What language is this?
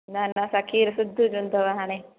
Sindhi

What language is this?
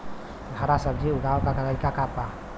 Bhojpuri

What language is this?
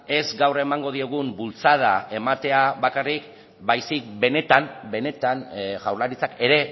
Basque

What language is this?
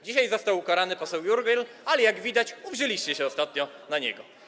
Polish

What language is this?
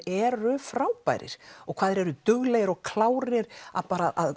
Icelandic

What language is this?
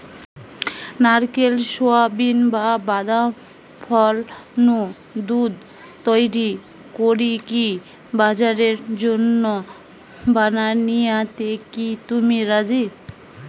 Bangla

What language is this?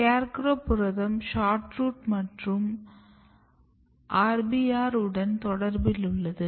Tamil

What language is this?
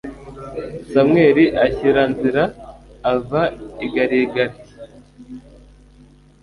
Kinyarwanda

